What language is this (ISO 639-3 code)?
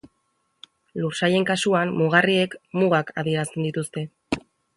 eus